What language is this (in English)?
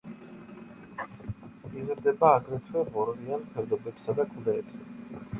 Georgian